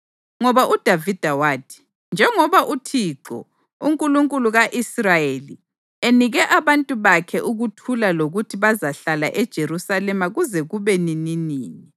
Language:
North Ndebele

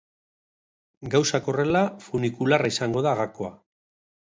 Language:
Basque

